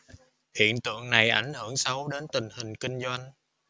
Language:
Vietnamese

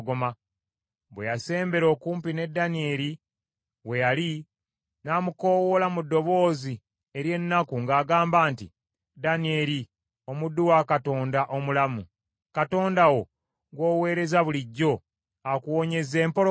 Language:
Ganda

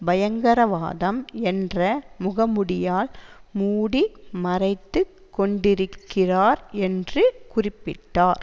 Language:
Tamil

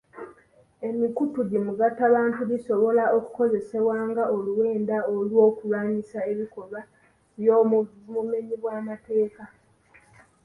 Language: Ganda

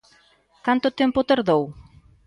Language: Galician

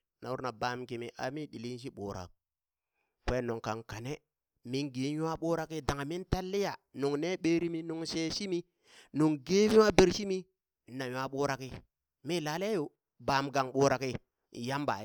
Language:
Burak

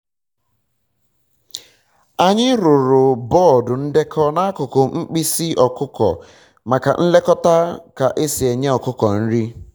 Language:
Igbo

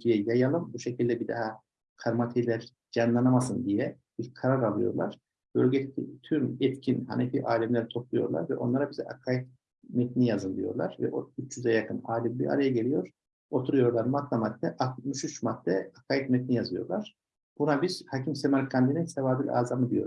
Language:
Turkish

